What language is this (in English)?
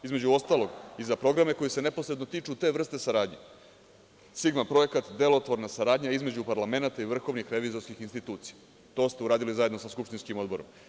Serbian